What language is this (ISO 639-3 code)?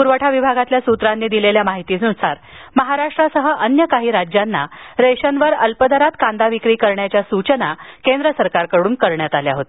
mar